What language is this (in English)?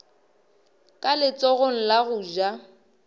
Northern Sotho